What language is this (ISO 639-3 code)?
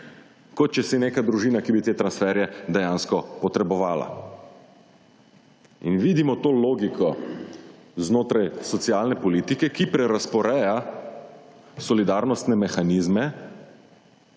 slv